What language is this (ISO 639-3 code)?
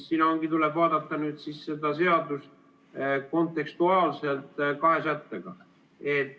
est